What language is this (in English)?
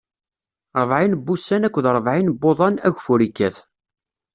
Kabyle